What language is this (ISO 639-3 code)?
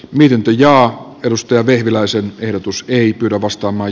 fin